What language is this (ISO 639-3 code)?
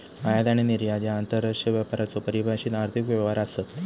mar